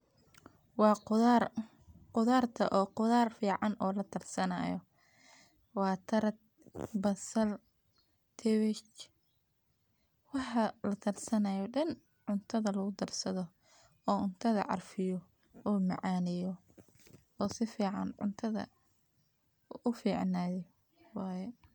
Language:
Somali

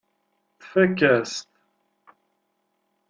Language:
Kabyle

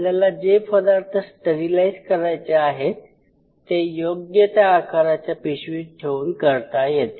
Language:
Marathi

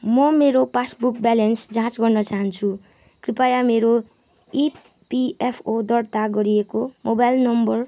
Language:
Nepali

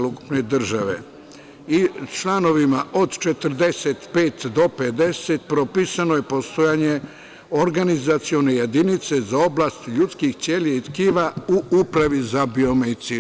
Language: Serbian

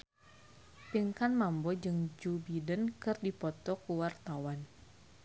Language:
Sundanese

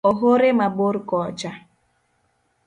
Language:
Luo (Kenya and Tanzania)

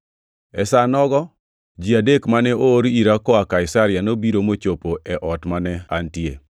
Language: Luo (Kenya and Tanzania)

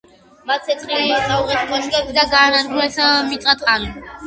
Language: Georgian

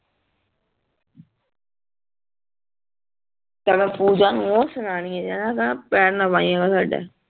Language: Punjabi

